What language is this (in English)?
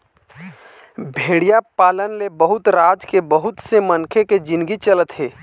Chhattisgarhi